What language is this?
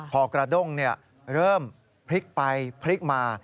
Thai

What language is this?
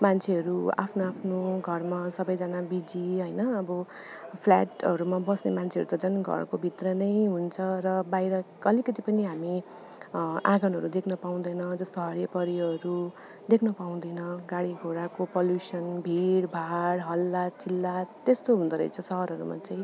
Nepali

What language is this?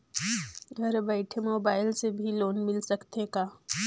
Chhattisgarhi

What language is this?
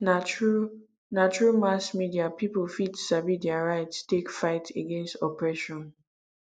Nigerian Pidgin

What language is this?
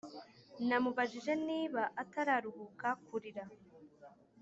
Kinyarwanda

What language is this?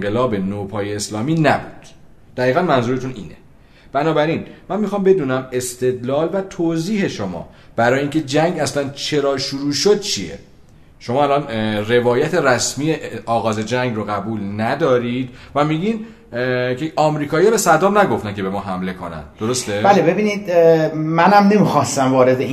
Persian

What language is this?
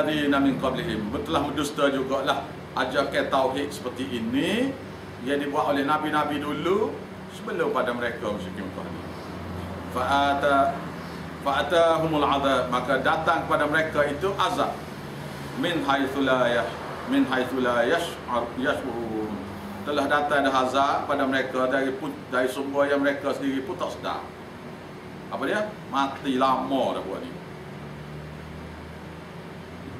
Malay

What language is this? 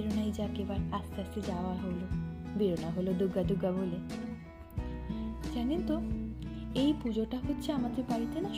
Hindi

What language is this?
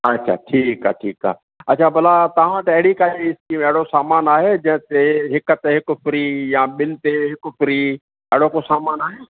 Sindhi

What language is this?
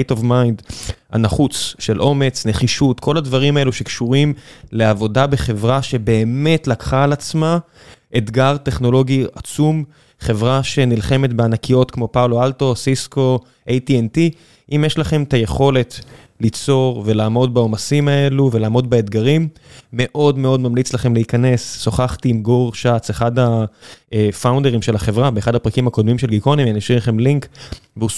Hebrew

